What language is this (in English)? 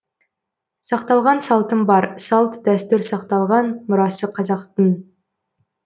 Kazakh